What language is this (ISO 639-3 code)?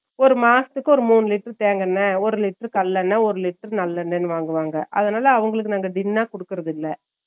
tam